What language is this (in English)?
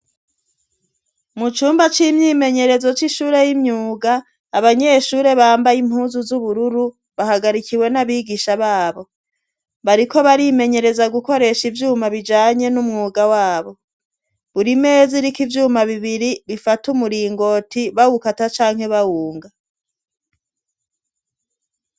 Rundi